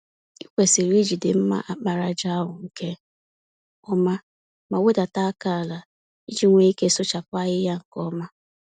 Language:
Igbo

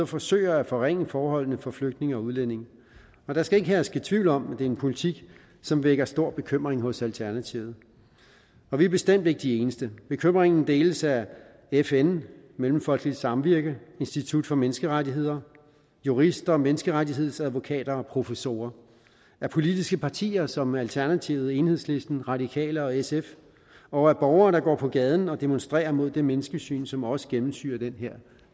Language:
Danish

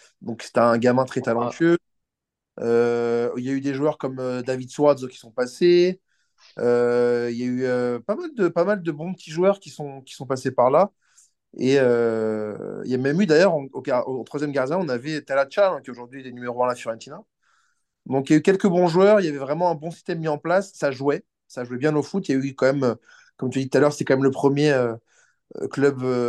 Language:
French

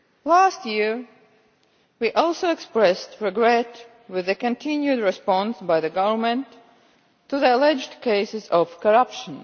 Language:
English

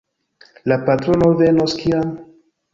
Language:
Esperanto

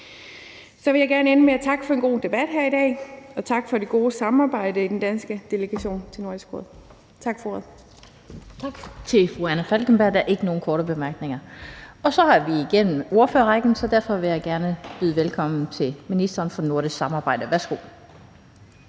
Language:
Danish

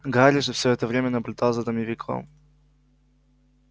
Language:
Russian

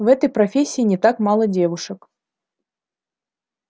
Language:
Russian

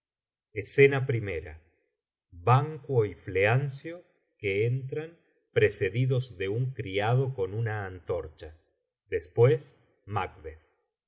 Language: Spanish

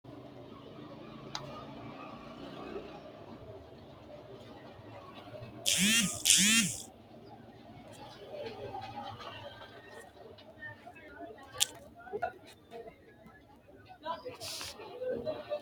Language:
Sidamo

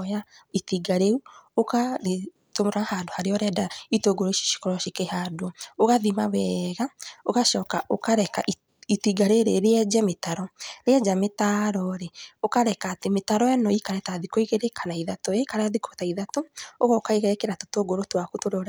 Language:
Kikuyu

